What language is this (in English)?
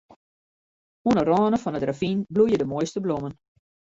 Western Frisian